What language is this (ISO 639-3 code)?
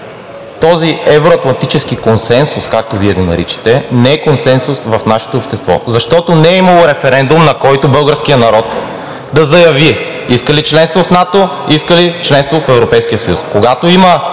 bul